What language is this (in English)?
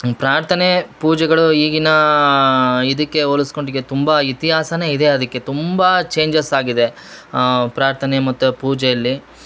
Kannada